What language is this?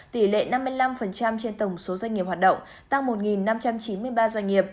Vietnamese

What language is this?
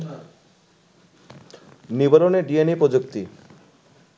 Bangla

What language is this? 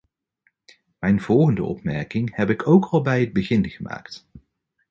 Dutch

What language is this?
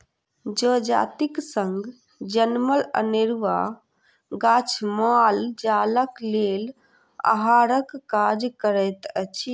Maithili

